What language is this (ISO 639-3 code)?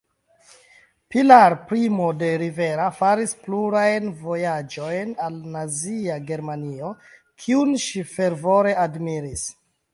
epo